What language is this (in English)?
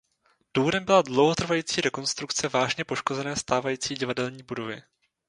Czech